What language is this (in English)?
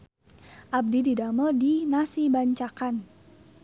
Sundanese